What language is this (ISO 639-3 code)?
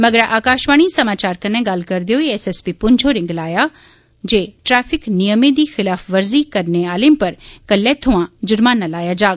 doi